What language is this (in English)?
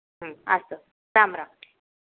Sanskrit